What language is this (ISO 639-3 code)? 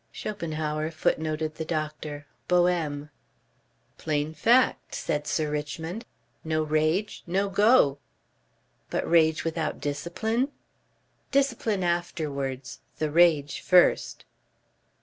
eng